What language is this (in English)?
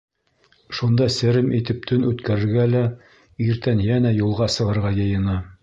Bashkir